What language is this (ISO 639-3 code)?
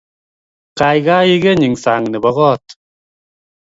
kln